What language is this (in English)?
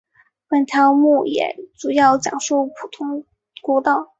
Chinese